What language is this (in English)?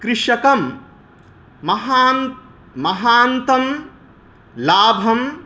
Sanskrit